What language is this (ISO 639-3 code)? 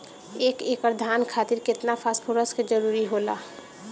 bho